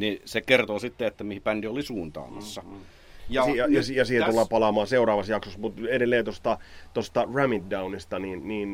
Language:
Finnish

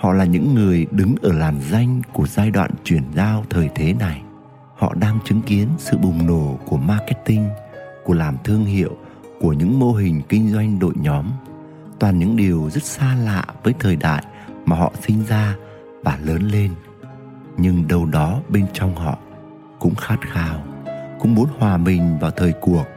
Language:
Vietnamese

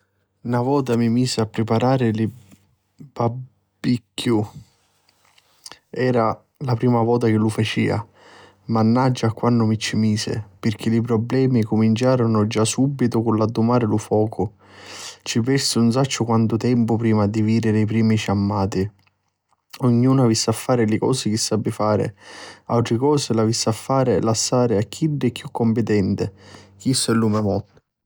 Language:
Sicilian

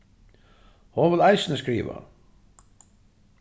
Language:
Faroese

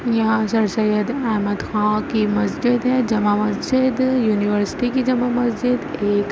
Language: Urdu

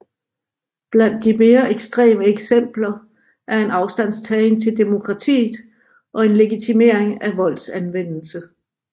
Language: Danish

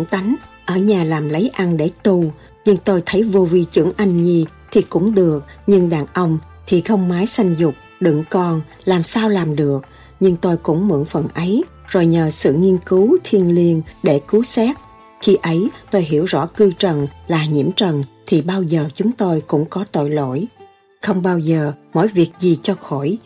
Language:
Vietnamese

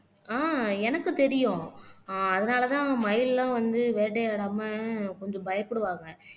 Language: Tamil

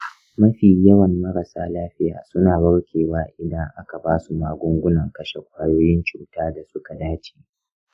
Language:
Hausa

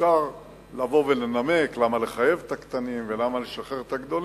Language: Hebrew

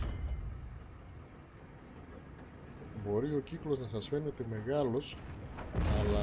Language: Greek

